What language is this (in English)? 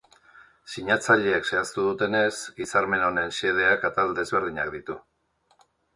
Basque